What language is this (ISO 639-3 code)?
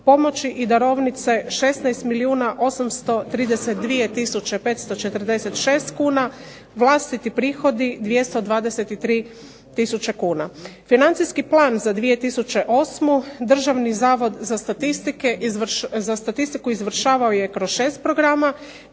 hrv